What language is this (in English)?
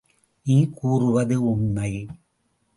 Tamil